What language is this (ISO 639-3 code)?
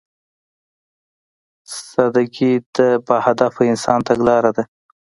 pus